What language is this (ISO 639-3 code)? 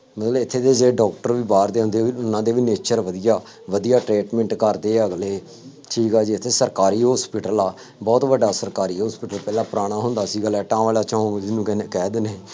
pan